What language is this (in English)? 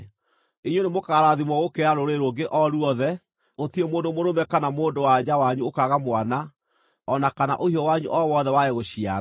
Kikuyu